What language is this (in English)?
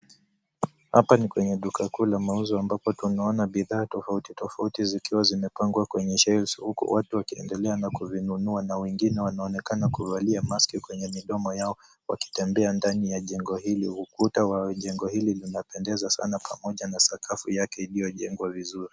Swahili